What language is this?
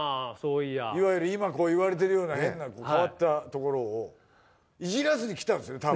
Japanese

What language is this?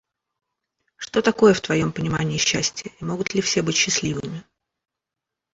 Russian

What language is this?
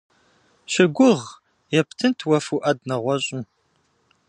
Kabardian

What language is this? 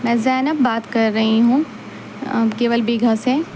Urdu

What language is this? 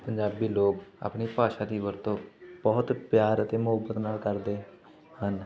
Punjabi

